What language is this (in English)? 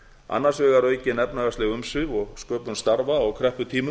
Icelandic